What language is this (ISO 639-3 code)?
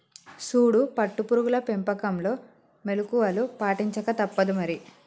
tel